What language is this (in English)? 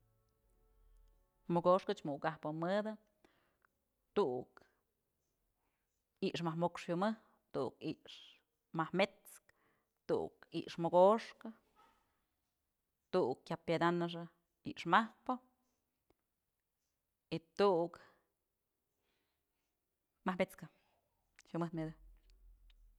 Mazatlán Mixe